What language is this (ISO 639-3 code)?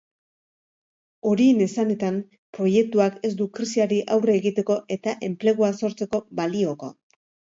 eus